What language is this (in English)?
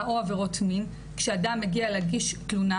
Hebrew